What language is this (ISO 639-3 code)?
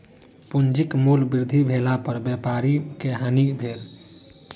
mai